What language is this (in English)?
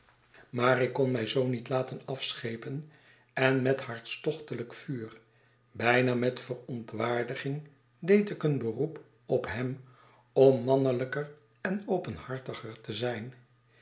Dutch